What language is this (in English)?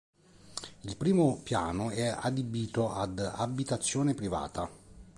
Italian